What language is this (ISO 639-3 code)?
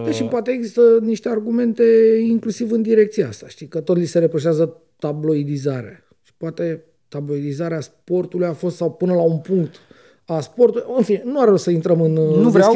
ron